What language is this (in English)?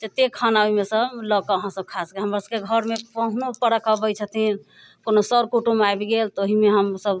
Maithili